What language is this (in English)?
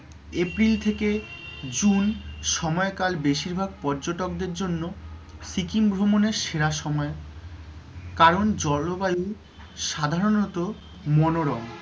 Bangla